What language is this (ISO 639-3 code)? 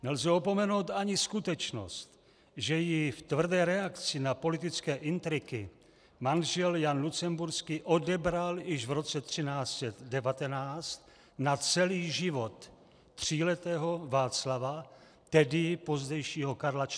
ces